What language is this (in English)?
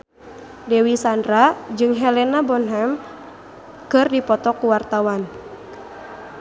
Sundanese